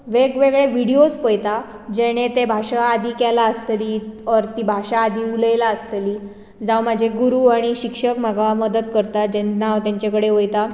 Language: Konkani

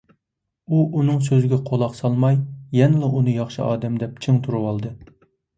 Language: Uyghur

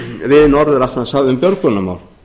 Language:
Icelandic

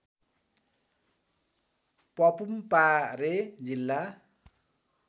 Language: Nepali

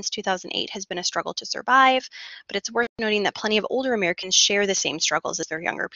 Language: English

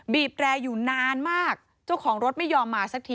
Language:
Thai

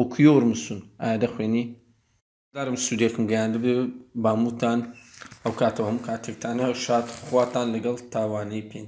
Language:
Turkish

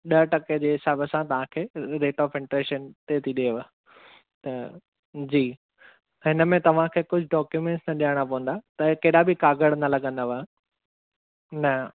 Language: Sindhi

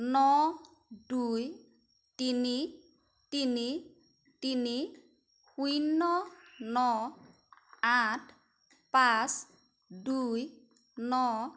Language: Assamese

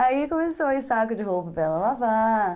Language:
Portuguese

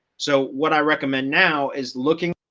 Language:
English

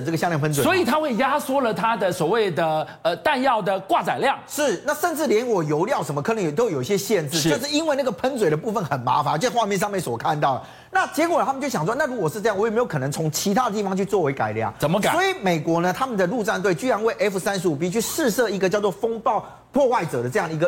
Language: Chinese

